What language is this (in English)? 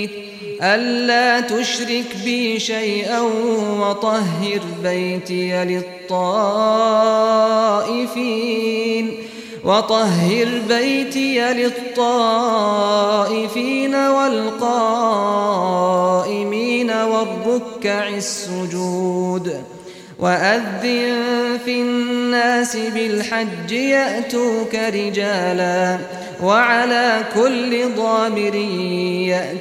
Arabic